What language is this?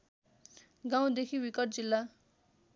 Nepali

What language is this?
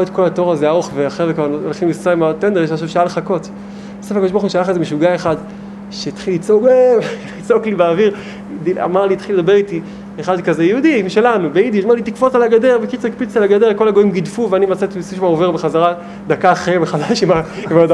Hebrew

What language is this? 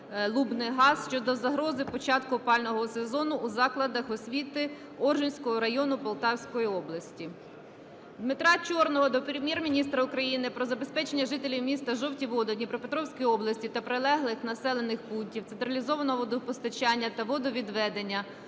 Ukrainian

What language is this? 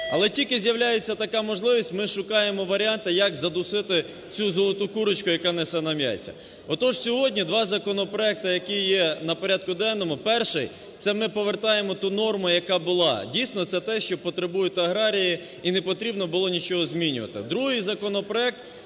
Ukrainian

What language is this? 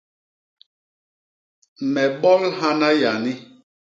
Basaa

